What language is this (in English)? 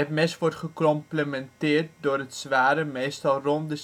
Dutch